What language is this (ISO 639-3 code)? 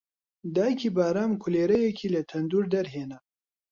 ckb